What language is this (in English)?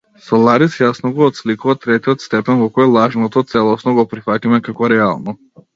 Macedonian